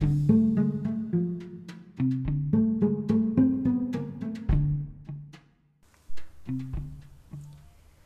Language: Malay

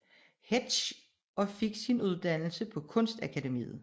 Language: Danish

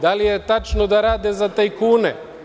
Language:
Serbian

